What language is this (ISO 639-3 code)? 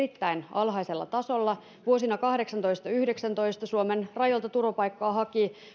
fin